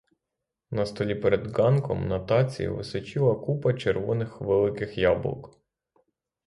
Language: Ukrainian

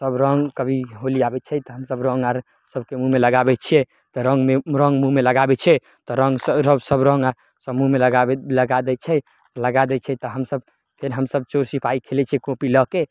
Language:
Maithili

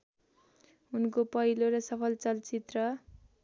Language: Nepali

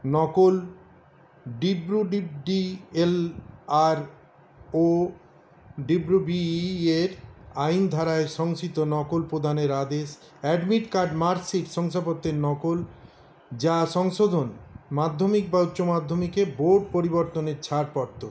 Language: Bangla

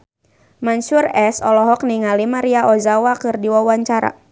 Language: Sundanese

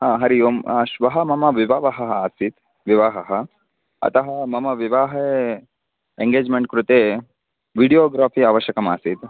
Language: Sanskrit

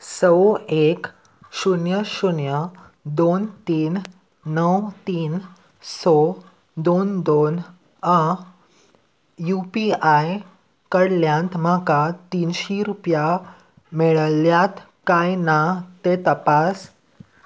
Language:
Konkani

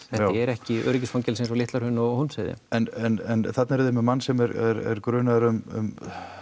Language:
Icelandic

